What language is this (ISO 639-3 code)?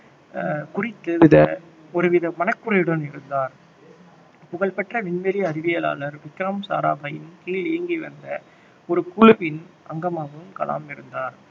tam